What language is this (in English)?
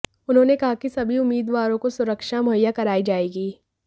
Hindi